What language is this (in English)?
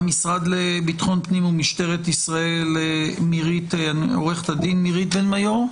Hebrew